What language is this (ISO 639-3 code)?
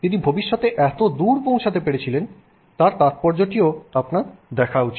ben